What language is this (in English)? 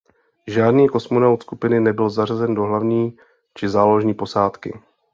Czech